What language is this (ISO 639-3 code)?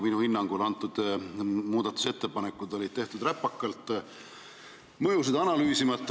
est